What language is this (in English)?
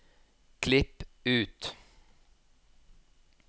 Norwegian